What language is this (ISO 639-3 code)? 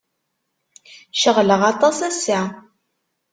kab